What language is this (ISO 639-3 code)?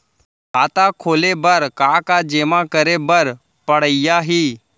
hne